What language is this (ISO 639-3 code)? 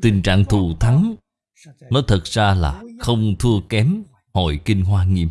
vie